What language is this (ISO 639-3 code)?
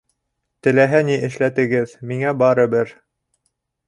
bak